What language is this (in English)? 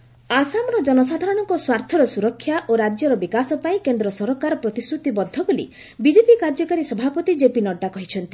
Odia